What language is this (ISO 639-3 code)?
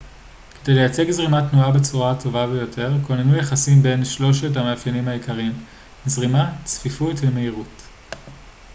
heb